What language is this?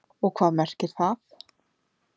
Icelandic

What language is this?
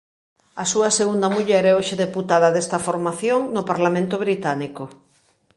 Galician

